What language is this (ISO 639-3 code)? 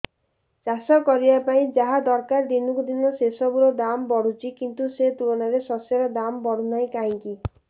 ori